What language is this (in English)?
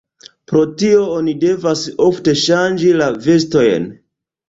Esperanto